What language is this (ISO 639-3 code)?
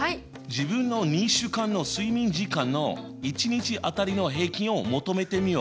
jpn